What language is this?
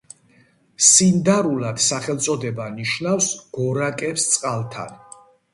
Georgian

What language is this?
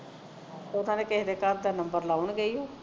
Punjabi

